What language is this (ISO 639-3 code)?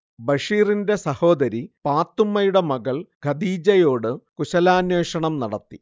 mal